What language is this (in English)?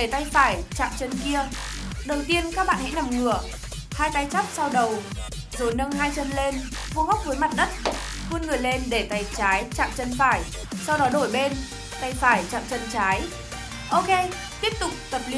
Vietnamese